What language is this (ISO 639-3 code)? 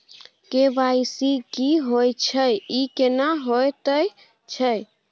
mai